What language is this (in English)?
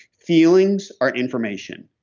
English